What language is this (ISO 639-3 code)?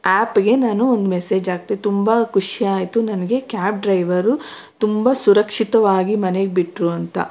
kan